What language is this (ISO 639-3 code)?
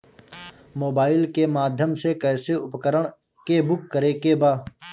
bho